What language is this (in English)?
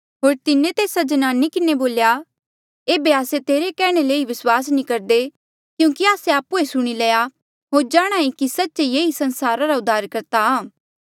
Mandeali